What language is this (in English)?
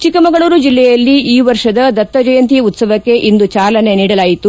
Kannada